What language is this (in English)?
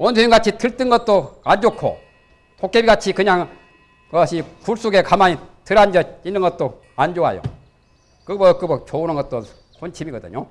Korean